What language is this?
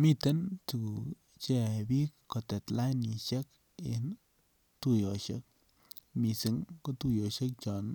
Kalenjin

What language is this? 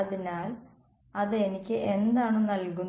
Malayalam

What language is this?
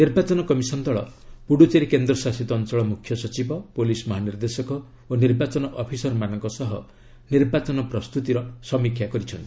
Odia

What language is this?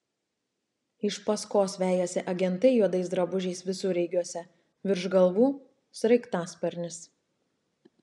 Lithuanian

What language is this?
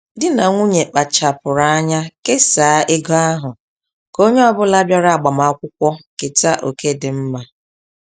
Igbo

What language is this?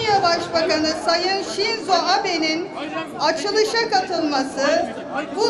Turkish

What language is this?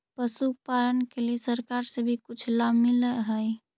Magahi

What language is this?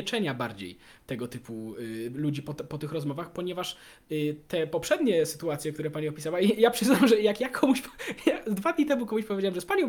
Polish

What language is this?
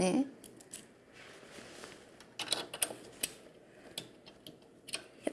Korean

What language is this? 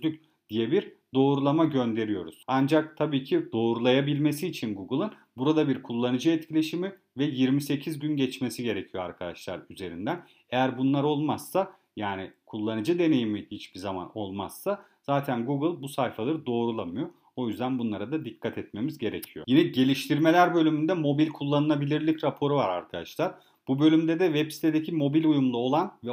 Turkish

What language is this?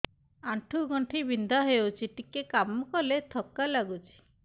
Odia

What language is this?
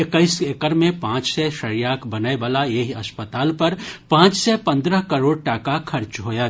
Maithili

